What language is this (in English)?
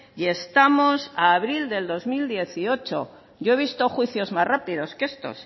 Spanish